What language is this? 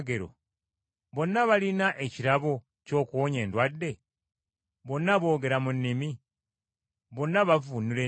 Ganda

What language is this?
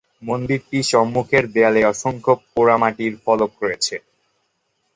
Bangla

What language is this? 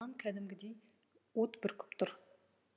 Kazakh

